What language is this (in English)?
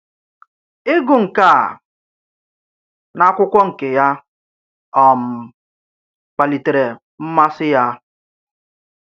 Igbo